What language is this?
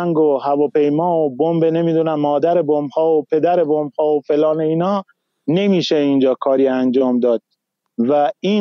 Persian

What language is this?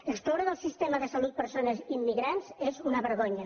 Catalan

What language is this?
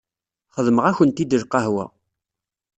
Kabyle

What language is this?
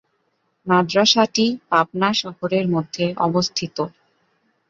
Bangla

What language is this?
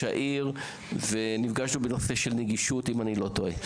Hebrew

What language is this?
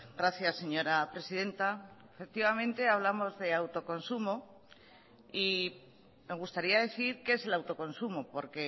Spanish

